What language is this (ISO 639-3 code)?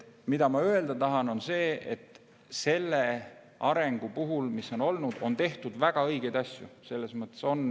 est